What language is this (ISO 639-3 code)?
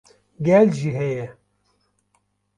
kur